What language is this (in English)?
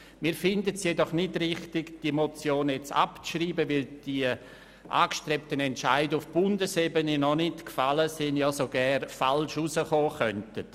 Swiss German